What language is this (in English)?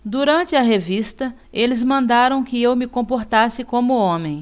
Portuguese